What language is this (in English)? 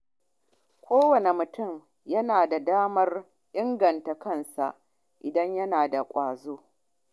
Hausa